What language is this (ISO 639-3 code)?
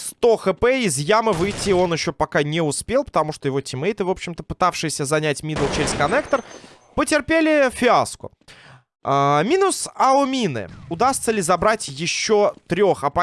rus